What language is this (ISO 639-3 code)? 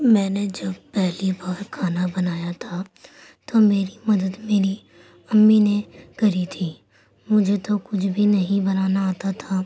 urd